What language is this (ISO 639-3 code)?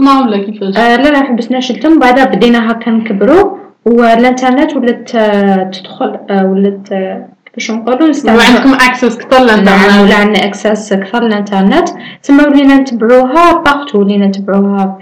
ara